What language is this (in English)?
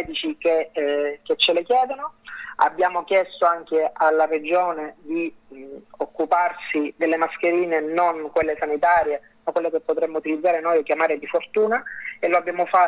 Italian